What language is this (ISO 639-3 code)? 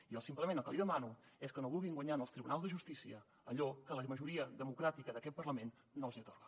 cat